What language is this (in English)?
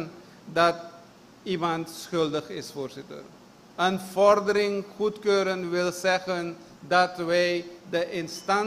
Dutch